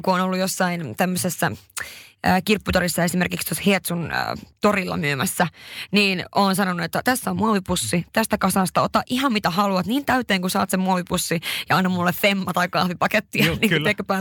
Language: Finnish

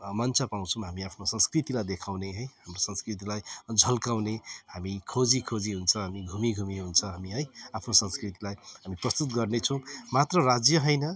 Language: Nepali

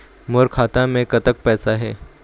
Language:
Chhattisgarhi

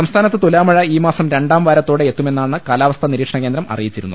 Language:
Malayalam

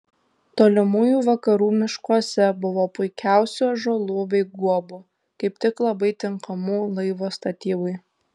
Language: Lithuanian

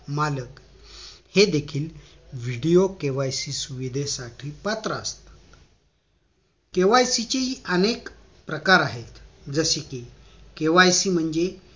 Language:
Marathi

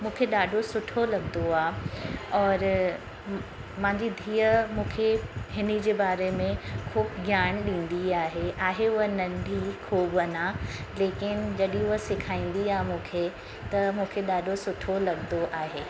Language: Sindhi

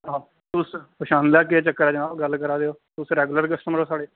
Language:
Dogri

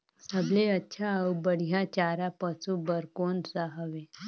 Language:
Chhattisgarhi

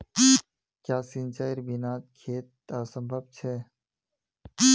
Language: Magahi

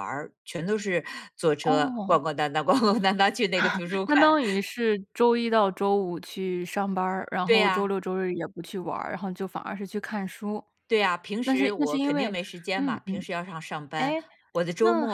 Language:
Chinese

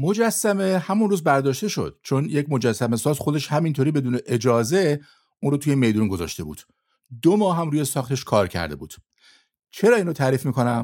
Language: Persian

